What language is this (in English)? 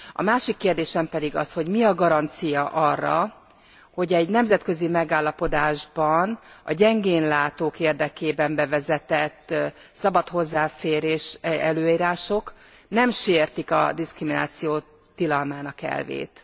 Hungarian